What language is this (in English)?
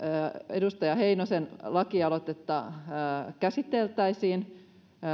Finnish